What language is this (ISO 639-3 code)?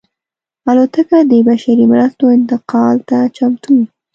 pus